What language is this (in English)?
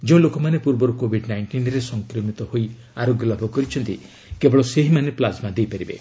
Odia